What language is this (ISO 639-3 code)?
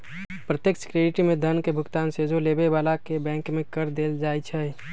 mag